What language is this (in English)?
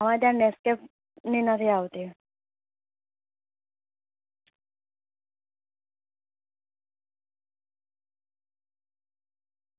Gujarati